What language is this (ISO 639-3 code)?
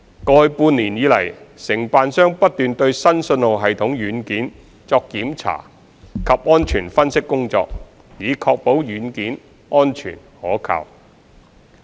yue